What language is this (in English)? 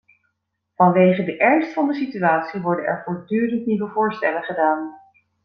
Dutch